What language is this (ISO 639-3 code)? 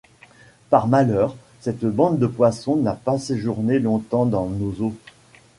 fra